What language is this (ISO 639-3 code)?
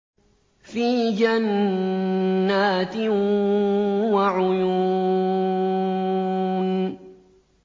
ara